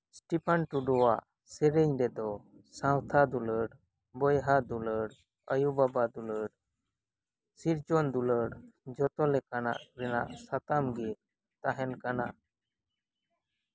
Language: Santali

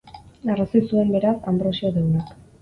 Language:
Basque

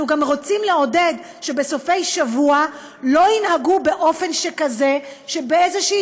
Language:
Hebrew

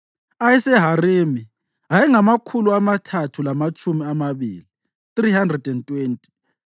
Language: North Ndebele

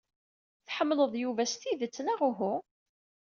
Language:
Kabyle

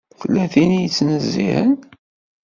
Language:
Kabyle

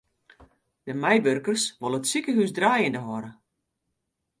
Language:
Western Frisian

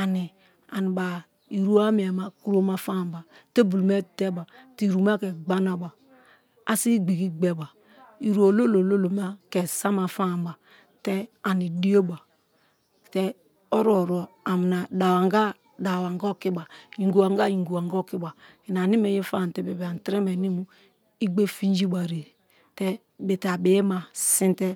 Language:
Kalabari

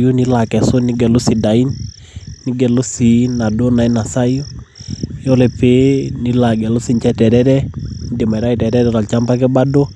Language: Masai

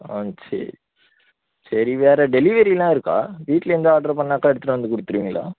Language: Tamil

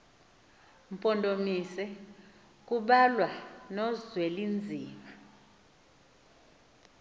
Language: Xhosa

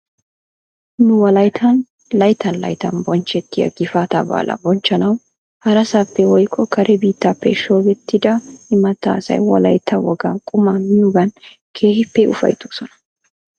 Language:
Wolaytta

